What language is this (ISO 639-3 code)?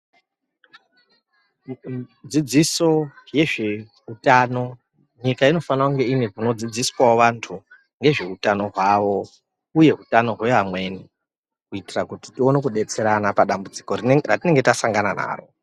ndc